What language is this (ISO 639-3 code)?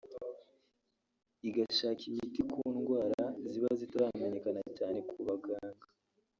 kin